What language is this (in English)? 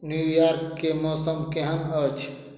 Maithili